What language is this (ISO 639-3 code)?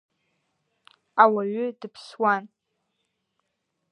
abk